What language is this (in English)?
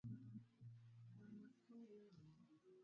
Swahili